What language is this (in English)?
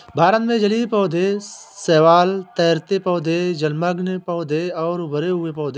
Hindi